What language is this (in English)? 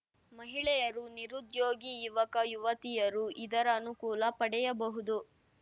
Kannada